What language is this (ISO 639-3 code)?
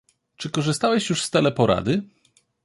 pol